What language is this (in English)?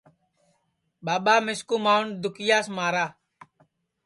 Sansi